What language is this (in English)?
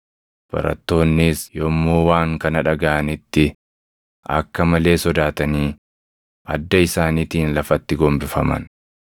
Oromo